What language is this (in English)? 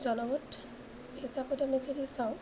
Assamese